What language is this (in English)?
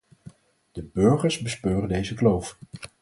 Dutch